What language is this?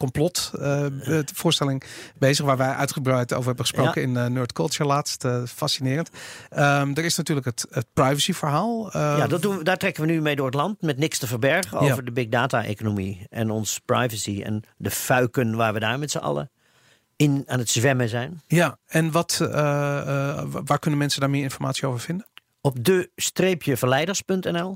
Dutch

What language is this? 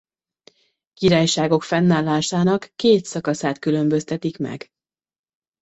Hungarian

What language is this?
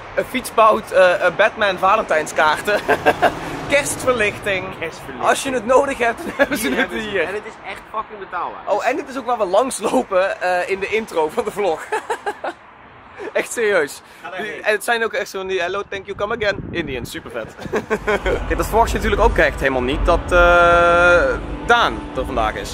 Dutch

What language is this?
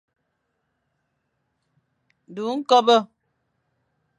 Fang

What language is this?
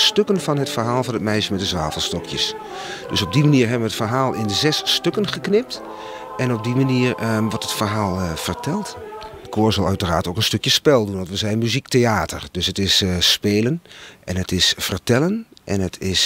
Dutch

